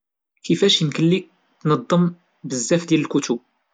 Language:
Moroccan Arabic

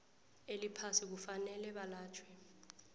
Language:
South Ndebele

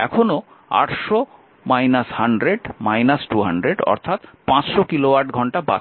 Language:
Bangla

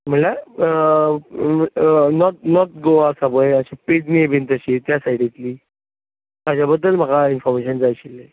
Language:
Konkani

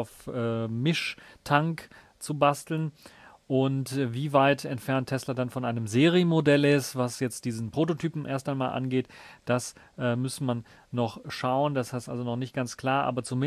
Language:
German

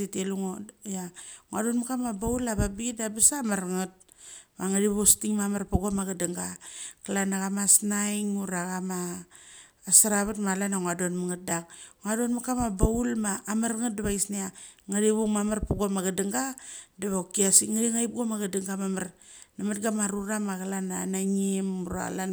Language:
Mali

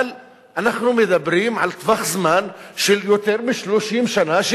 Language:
Hebrew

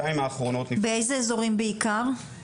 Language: Hebrew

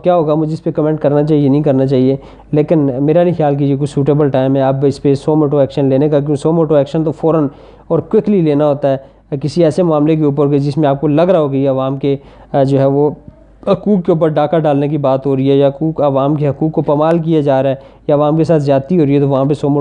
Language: Urdu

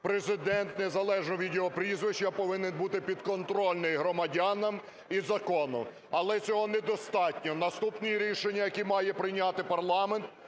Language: Ukrainian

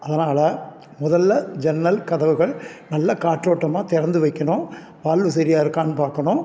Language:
Tamil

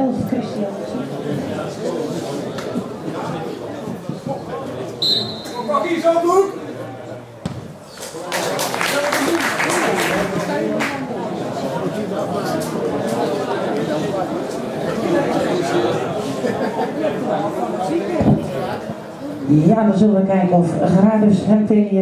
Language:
Dutch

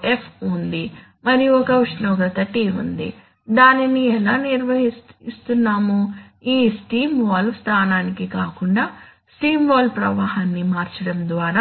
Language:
Telugu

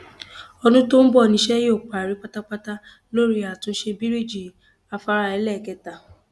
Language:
Yoruba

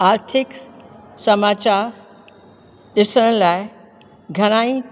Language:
Sindhi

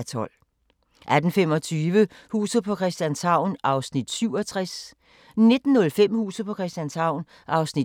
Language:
Danish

